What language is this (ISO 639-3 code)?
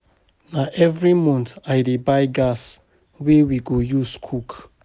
pcm